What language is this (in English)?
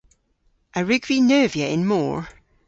Cornish